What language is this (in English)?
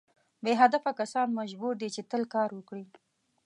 Pashto